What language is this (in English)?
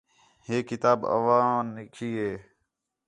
Khetrani